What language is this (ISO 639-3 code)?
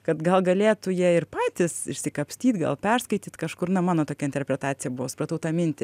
lit